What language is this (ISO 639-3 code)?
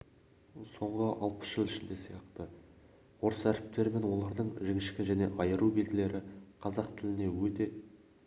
kaz